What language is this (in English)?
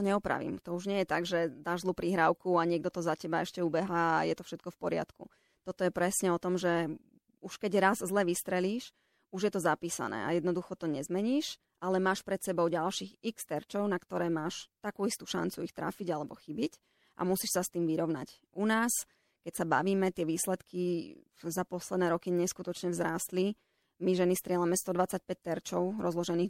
Slovak